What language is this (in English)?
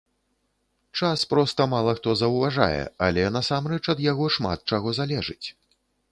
Belarusian